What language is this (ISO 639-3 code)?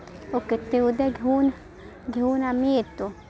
mar